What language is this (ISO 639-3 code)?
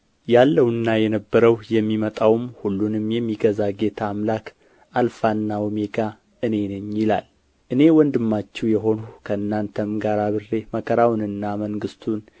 amh